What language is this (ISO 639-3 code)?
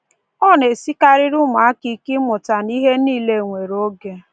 ibo